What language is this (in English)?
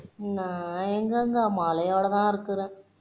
Tamil